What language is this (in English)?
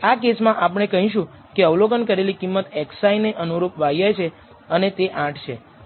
Gujarati